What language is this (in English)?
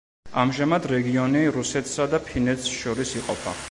Georgian